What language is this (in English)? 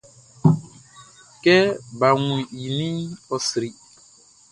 Baoulé